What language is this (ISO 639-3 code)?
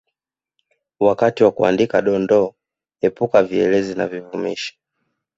swa